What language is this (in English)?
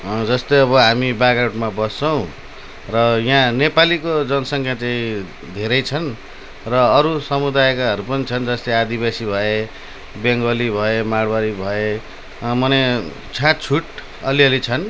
Nepali